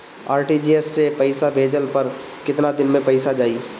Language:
Bhojpuri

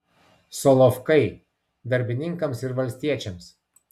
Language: Lithuanian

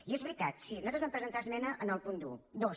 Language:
Catalan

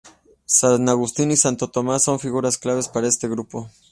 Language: Spanish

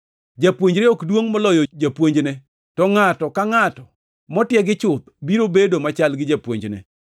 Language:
Luo (Kenya and Tanzania)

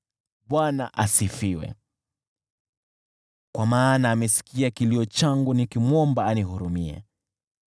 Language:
Swahili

